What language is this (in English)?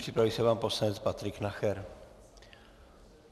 Czech